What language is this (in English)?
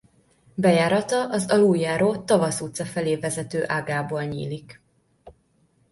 Hungarian